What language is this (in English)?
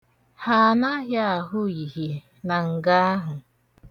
Igbo